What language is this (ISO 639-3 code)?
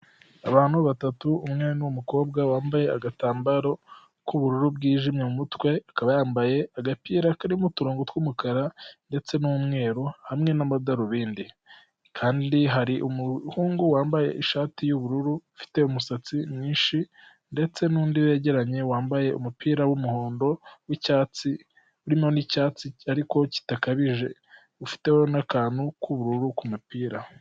kin